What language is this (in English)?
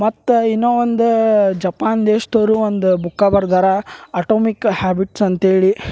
Kannada